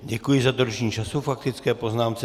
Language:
Czech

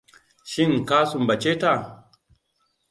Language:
Hausa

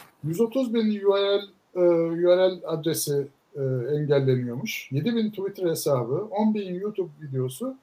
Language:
Turkish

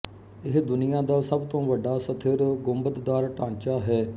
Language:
Punjabi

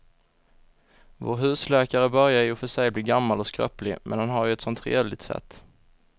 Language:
Swedish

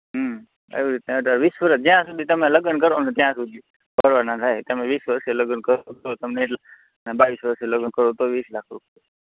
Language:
Gujarati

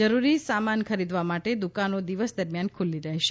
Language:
Gujarati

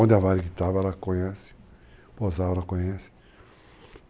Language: Portuguese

